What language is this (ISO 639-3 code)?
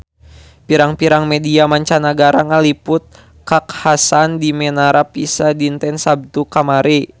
sun